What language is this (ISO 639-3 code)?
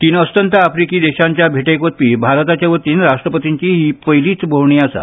kok